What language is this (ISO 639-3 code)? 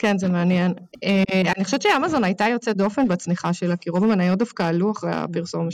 heb